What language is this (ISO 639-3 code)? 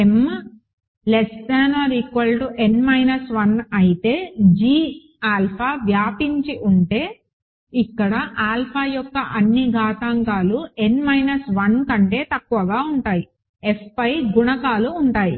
tel